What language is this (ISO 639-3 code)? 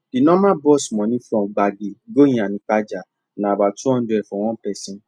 pcm